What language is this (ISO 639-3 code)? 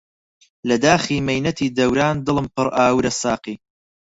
ckb